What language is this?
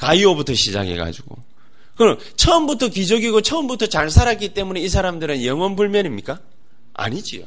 Korean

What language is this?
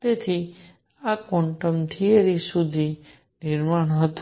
Gujarati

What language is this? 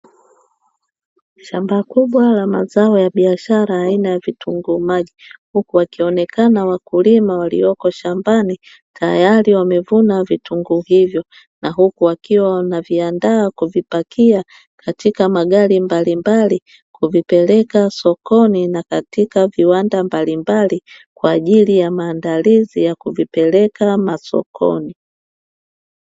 Swahili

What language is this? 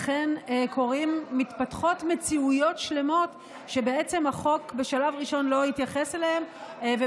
Hebrew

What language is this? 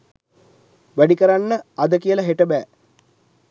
Sinhala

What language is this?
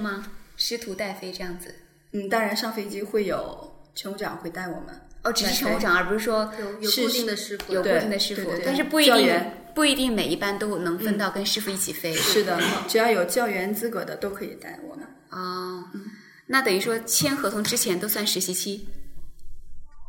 Chinese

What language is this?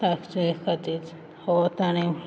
Konkani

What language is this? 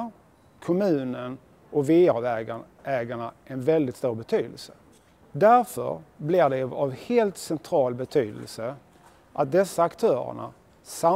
Swedish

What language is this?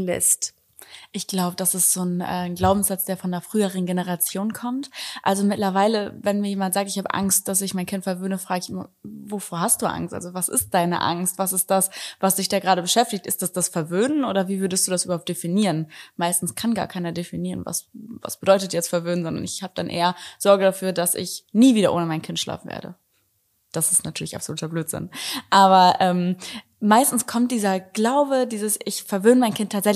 German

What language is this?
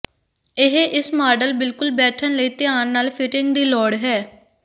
Punjabi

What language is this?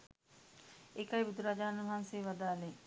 Sinhala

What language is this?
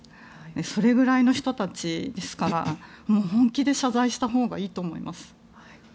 Japanese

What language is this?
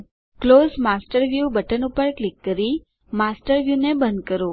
Gujarati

